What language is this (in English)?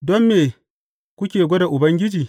Hausa